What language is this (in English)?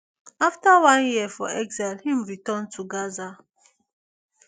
Nigerian Pidgin